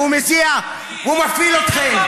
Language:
Hebrew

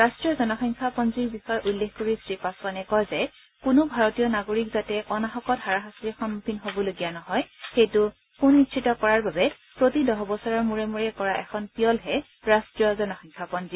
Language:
Assamese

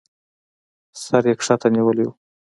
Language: Pashto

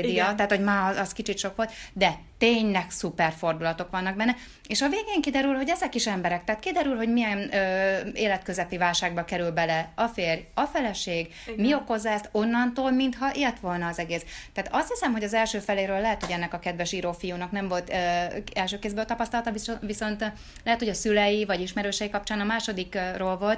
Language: Hungarian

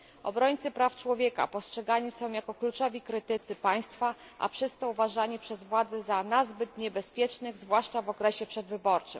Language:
Polish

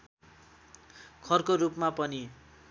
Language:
Nepali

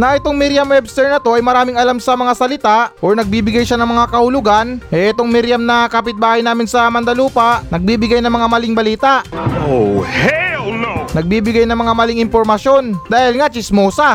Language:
Filipino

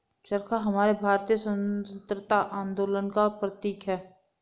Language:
Hindi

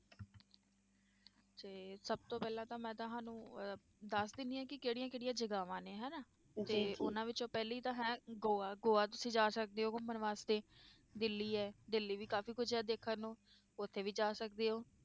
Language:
Punjabi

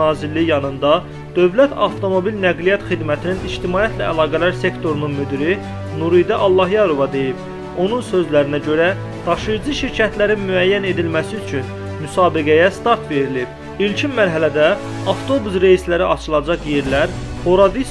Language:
Turkish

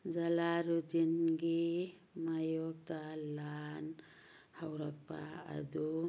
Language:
Manipuri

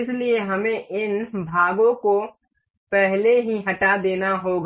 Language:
Hindi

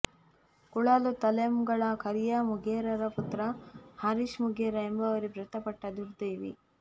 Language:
Kannada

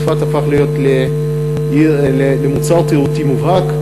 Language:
Hebrew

